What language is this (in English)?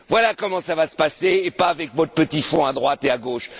French